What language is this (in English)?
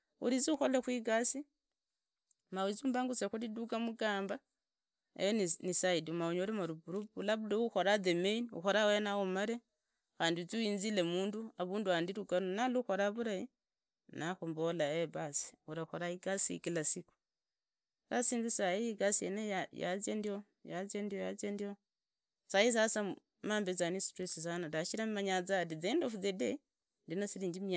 Idakho-Isukha-Tiriki